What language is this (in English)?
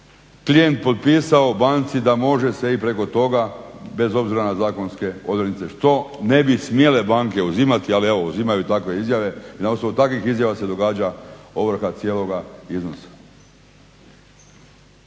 Croatian